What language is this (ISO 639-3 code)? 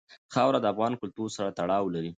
pus